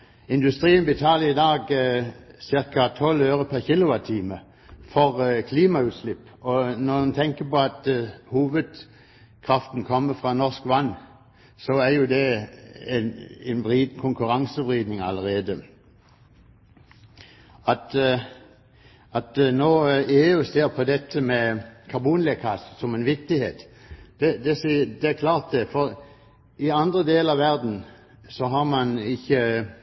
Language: Norwegian Bokmål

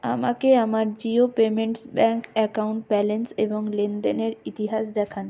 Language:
Bangla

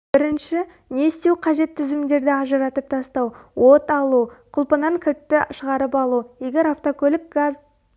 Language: Kazakh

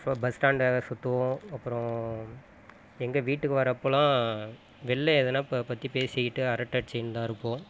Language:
Tamil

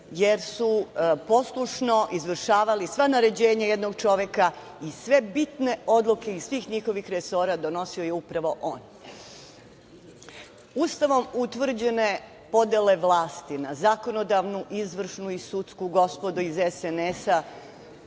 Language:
Serbian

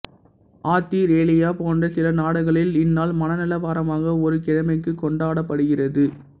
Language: Tamil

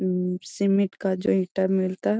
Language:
Magahi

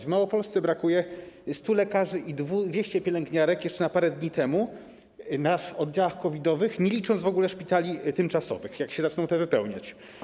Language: Polish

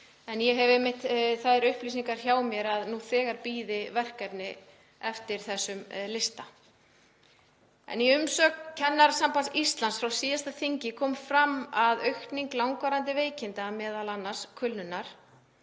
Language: Icelandic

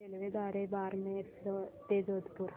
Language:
Marathi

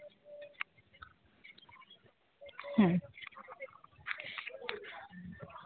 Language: Santali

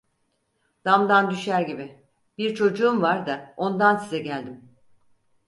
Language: Turkish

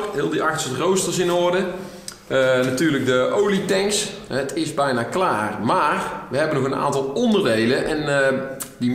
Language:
Dutch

